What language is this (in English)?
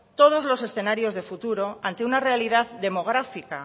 Spanish